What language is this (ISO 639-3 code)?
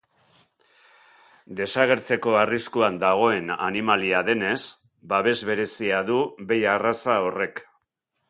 eus